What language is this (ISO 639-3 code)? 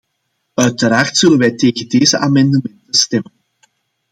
nld